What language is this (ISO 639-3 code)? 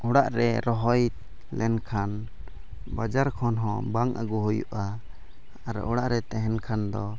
sat